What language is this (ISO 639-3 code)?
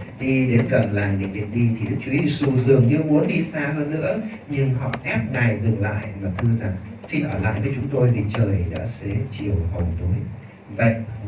vie